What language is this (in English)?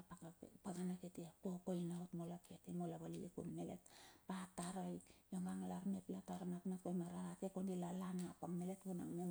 Bilur